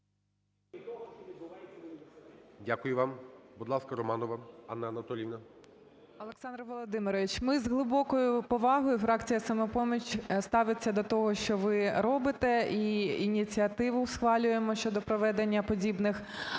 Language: Ukrainian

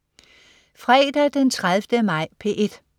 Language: Danish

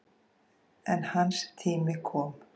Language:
Icelandic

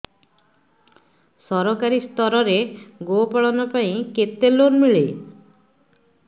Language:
Odia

